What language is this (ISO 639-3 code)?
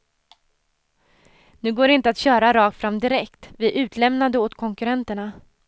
swe